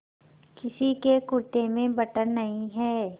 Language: Hindi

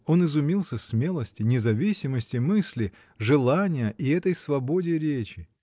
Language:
Russian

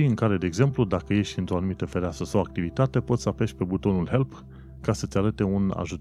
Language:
Romanian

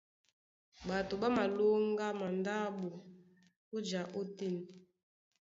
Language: Duala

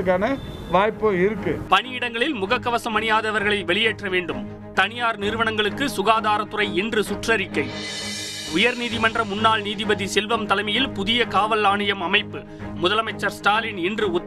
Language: Tamil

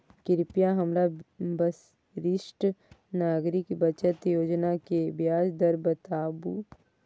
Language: Maithili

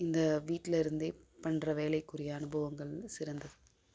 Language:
Tamil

